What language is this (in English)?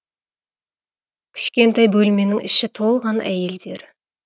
Kazakh